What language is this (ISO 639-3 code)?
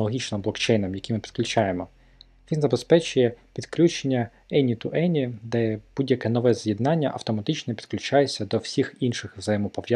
ukr